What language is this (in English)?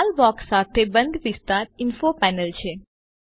Gujarati